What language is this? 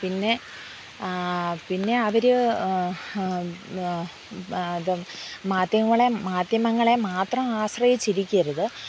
Malayalam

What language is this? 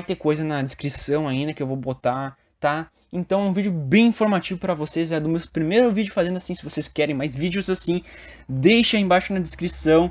Portuguese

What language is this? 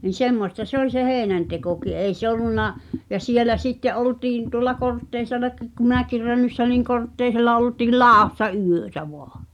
Finnish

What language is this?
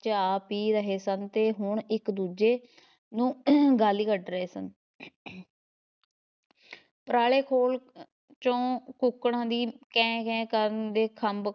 Punjabi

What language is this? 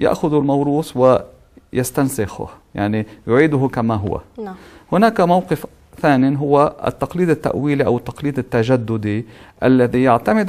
Arabic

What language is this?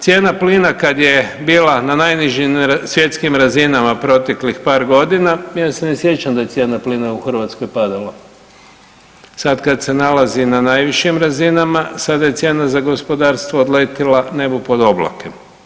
Croatian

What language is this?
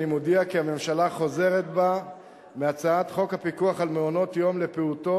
Hebrew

